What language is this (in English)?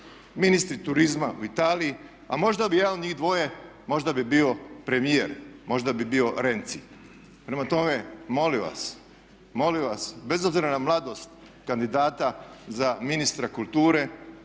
Croatian